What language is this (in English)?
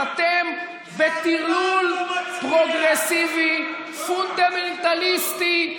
Hebrew